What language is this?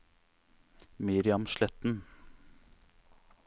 Norwegian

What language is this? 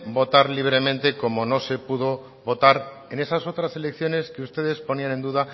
Spanish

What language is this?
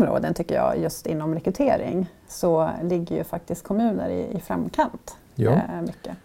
Swedish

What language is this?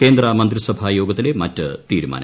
Malayalam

